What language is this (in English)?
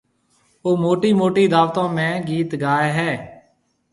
Marwari (Pakistan)